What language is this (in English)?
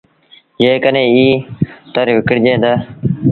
Sindhi Bhil